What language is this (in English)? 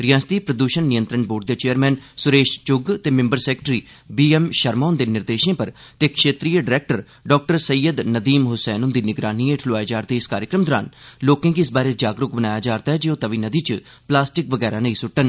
Dogri